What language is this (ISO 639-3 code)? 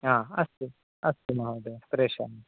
san